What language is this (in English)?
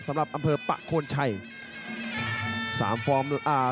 Thai